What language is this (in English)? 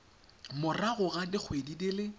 Tswana